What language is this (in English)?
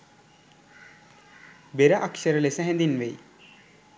Sinhala